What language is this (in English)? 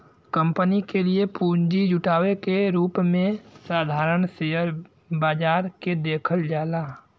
Bhojpuri